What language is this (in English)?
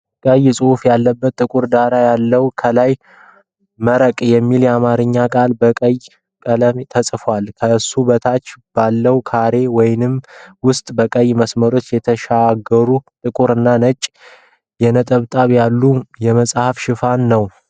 Amharic